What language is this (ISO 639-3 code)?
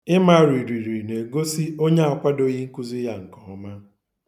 ibo